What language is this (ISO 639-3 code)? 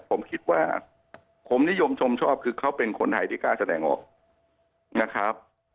tha